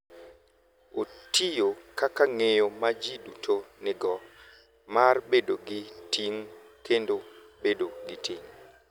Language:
Luo (Kenya and Tanzania)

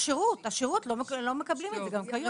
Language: Hebrew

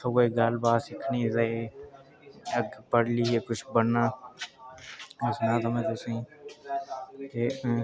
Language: Dogri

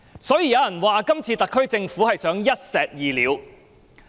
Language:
Cantonese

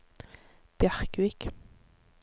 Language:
Norwegian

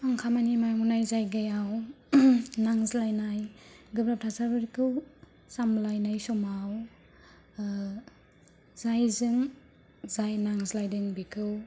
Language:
Bodo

